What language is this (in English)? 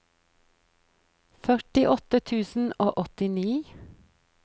Norwegian